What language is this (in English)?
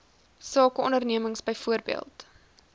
Afrikaans